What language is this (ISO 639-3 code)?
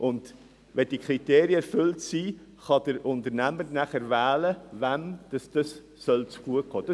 gsw